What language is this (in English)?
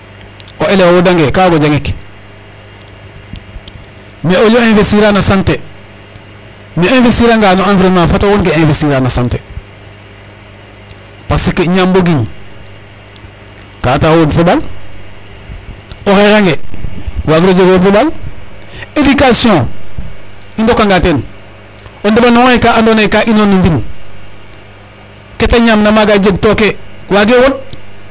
Serer